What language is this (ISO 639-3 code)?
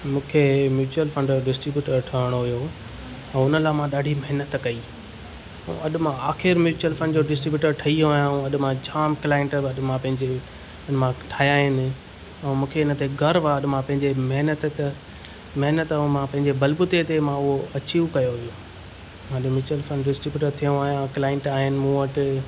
snd